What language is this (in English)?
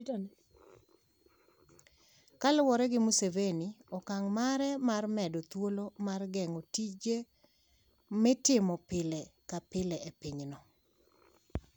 Luo (Kenya and Tanzania)